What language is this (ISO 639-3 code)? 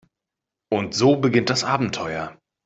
deu